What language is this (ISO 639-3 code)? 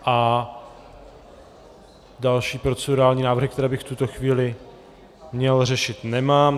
ces